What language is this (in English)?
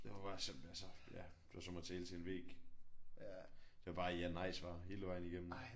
Danish